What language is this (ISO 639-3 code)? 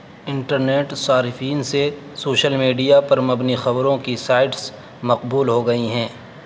urd